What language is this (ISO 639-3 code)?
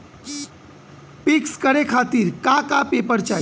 bho